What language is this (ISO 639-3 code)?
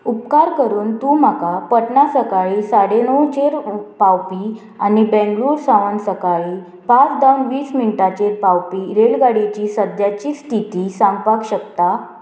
kok